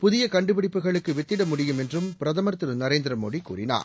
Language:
Tamil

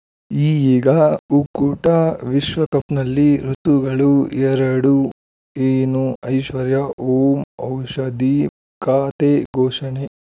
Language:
Kannada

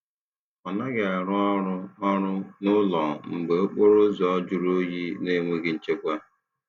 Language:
Igbo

